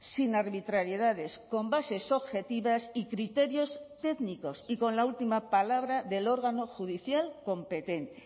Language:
Spanish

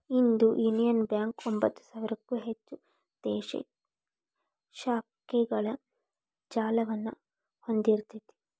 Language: Kannada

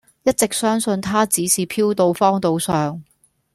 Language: Cantonese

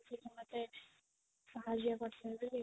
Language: Odia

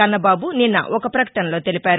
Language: Telugu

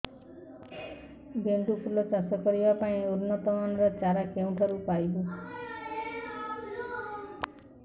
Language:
Odia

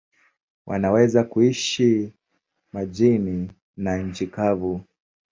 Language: Swahili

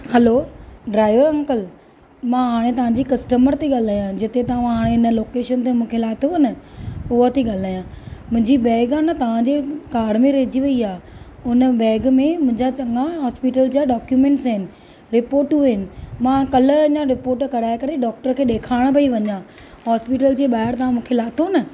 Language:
Sindhi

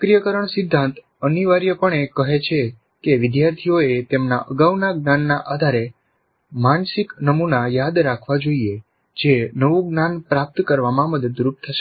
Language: Gujarati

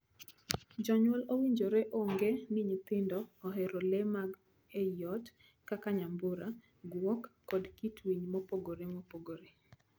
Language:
Luo (Kenya and Tanzania)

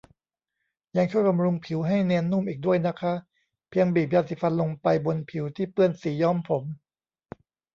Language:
Thai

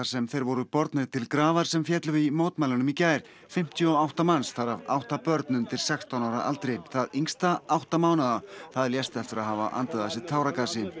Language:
Icelandic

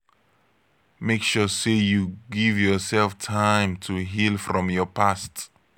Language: Nigerian Pidgin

